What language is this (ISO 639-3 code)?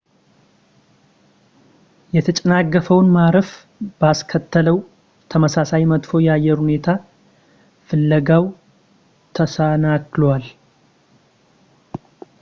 amh